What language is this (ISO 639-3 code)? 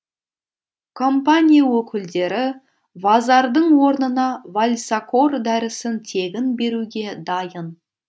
kaz